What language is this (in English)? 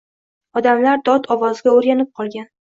Uzbek